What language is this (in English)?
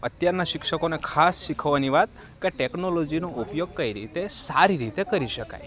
Gujarati